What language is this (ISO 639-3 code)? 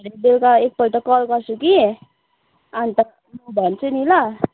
nep